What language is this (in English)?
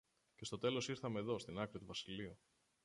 Greek